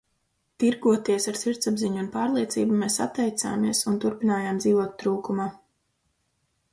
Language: Latvian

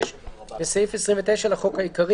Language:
Hebrew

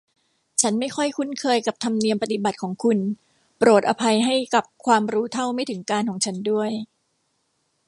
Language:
Thai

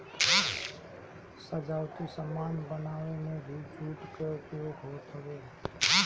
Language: Bhojpuri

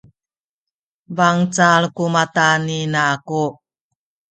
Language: Sakizaya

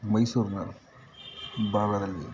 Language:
Kannada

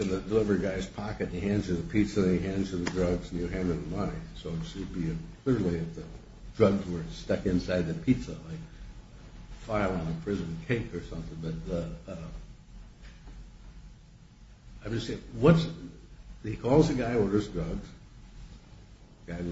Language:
English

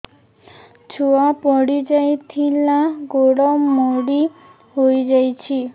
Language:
Odia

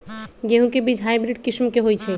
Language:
Magahi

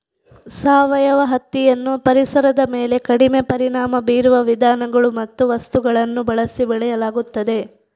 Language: Kannada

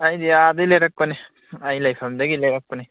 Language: Manipuri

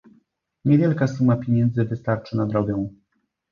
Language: Polish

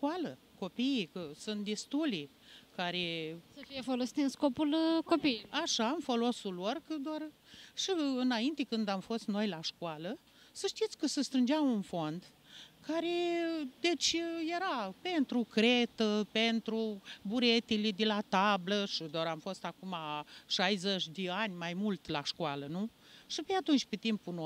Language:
Romanian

